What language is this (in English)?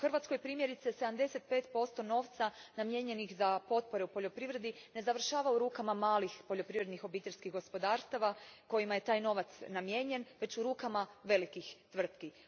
Croatian